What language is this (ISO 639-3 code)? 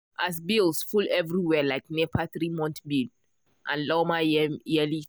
pcm